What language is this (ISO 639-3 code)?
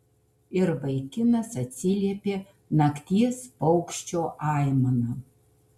lit